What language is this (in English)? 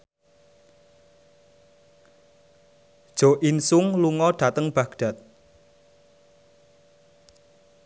Javanese